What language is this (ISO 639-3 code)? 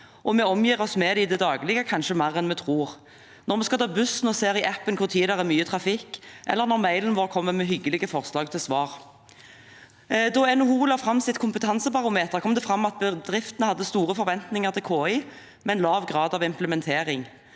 nor